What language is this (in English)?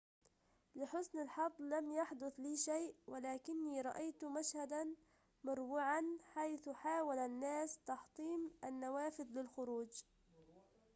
Arabic